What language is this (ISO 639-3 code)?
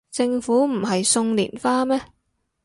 yue